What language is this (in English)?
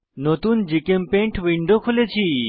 Bangla